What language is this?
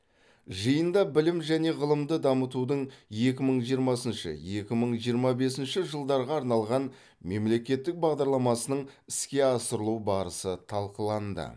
Kazakh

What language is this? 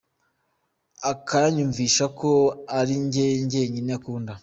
Kinyarwanda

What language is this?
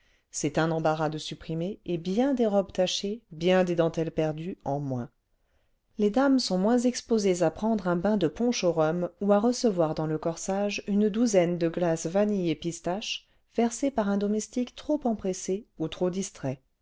French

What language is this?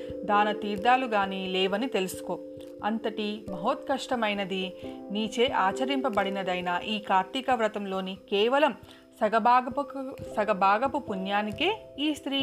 Telugu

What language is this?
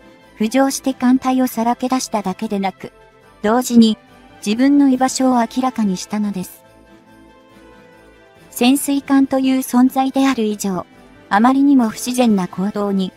Japanese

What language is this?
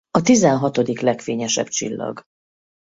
Hungarian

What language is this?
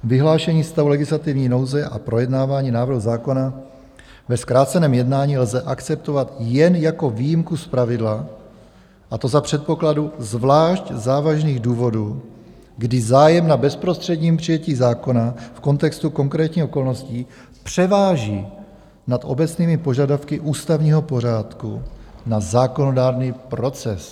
Czech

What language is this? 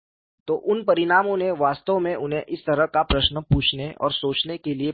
Hindi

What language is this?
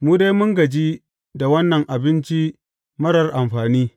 Hausa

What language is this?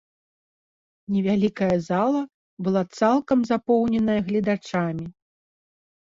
Belarusian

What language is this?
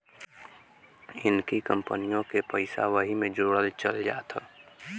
Bhojpuri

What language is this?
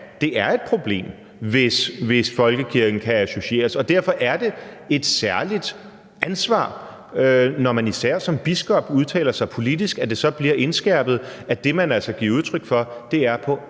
Danish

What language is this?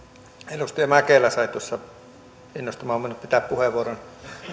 Finnish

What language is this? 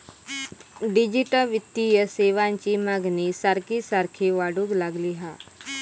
Marathi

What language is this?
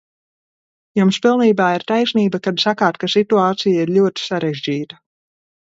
Latvian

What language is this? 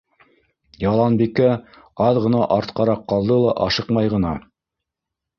Bashkir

